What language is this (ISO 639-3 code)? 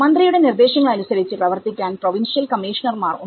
mal